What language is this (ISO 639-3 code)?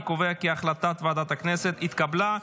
heb